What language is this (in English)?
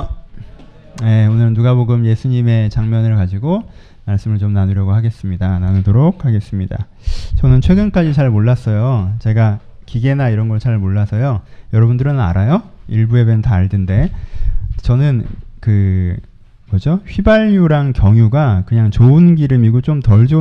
Korean